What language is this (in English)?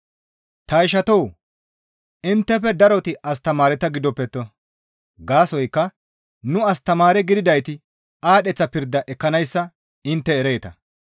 Gamo